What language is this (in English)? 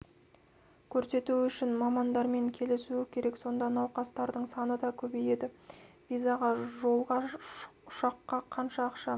Kazakh